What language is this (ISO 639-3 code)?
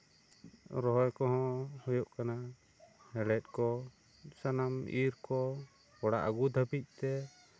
sat